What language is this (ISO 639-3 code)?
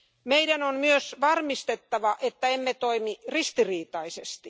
fin